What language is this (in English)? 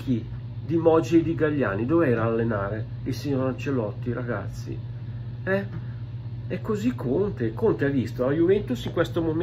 Italian